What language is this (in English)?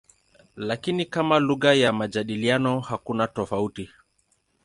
Swahili